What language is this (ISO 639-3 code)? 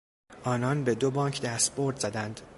fas